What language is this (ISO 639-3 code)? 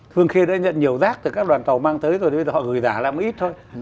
vie